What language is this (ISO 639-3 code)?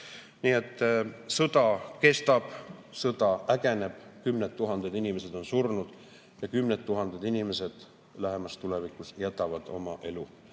est